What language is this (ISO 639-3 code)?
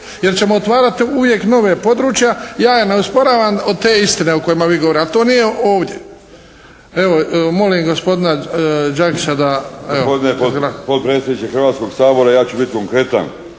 hrv